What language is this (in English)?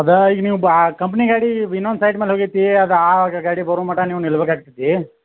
Kannada